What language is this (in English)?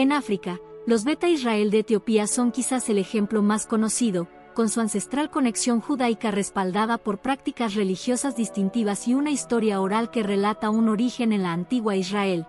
Spanish